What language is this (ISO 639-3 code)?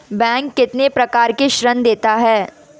hin